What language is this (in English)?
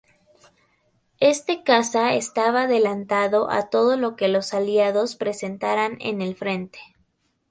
Spanish